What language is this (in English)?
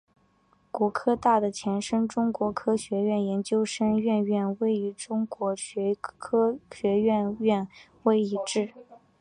Chinese